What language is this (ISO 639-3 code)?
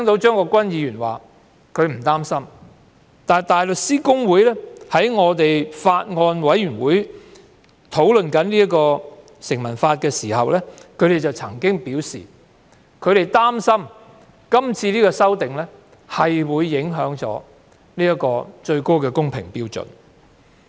yue